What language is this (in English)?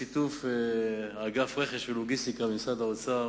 Hebrew